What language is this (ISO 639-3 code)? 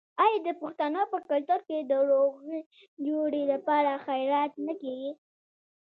pus